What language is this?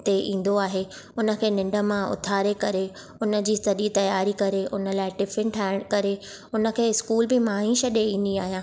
Sindhi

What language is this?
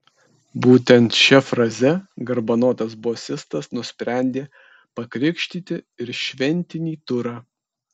Lithuanian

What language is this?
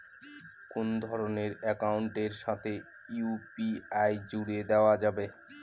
Bangla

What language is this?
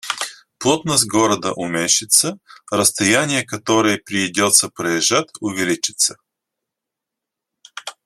Russian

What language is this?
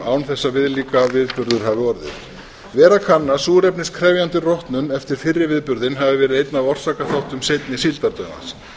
Icelandic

